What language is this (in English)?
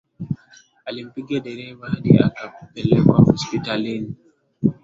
Swahili